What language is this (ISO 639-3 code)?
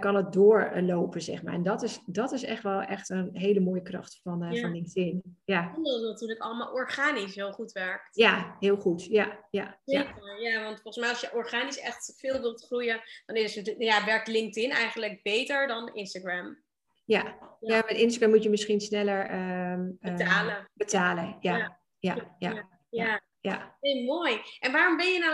nld